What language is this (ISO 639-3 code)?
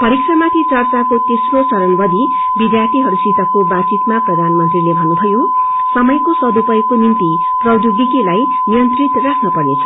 nep